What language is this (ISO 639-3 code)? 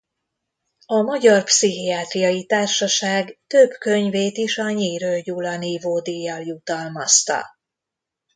hun